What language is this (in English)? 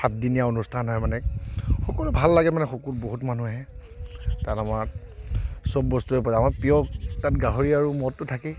Assamese